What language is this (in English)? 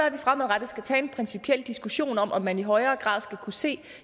Danish